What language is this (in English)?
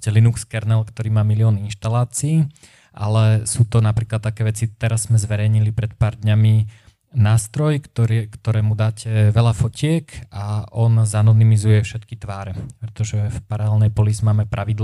Slovak